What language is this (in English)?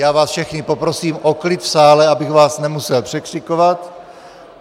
Czech